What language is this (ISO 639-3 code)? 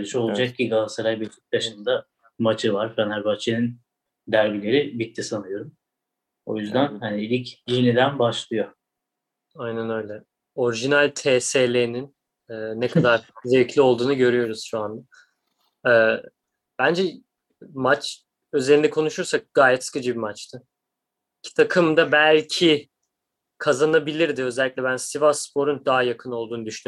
tur